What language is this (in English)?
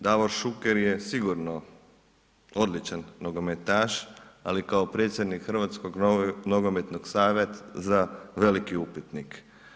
Croatian